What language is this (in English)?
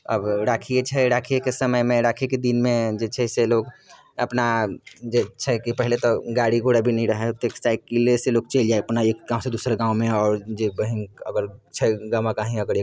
Maithili